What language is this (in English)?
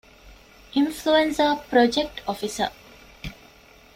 Divehi